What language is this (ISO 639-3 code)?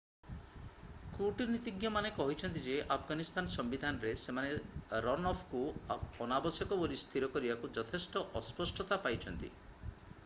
ori